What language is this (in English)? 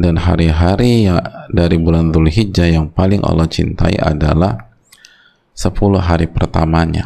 Indonesian